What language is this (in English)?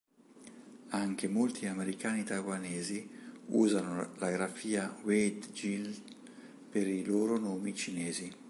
Italian